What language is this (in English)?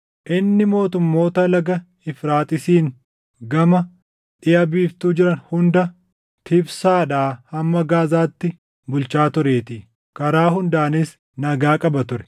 Oromo